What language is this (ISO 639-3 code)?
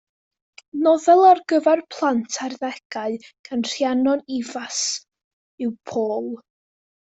cym